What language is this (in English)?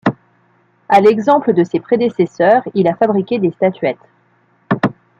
French